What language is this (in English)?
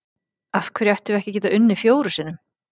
Icelandic